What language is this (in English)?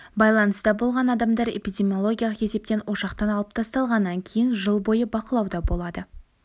Kazakh